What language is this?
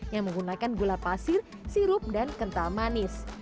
Indonesian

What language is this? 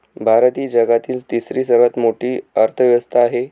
Marathi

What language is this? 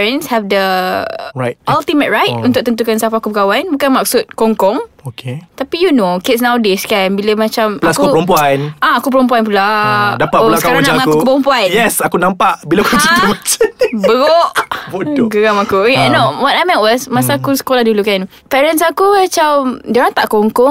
Malay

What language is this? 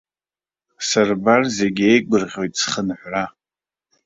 Abkhazian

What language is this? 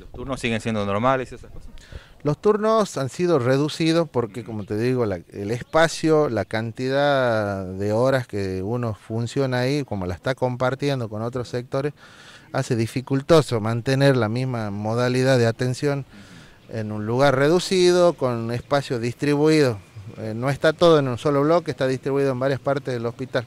Spanish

